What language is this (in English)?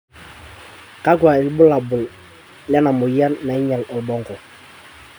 Masai